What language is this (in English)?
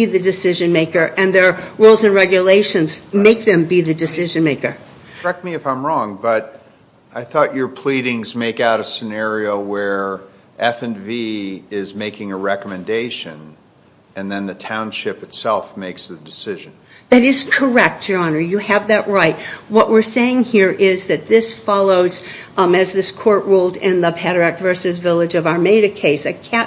English